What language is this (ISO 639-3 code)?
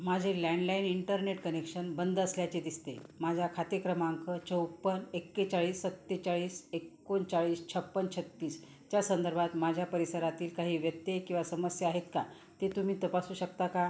mar